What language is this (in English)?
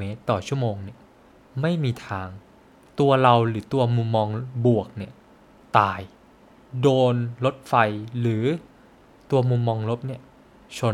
Thai